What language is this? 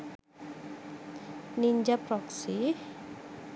Sinhala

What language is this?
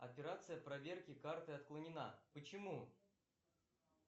Russian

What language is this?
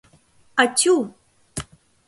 Mari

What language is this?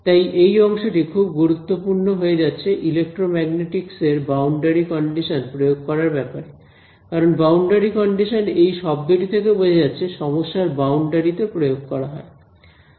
Bangla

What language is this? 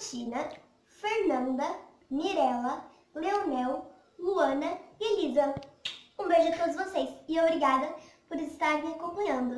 Portuguese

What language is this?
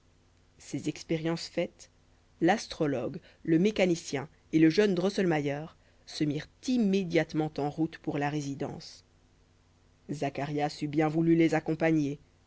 French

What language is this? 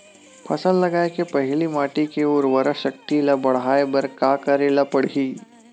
Chhattisgarhi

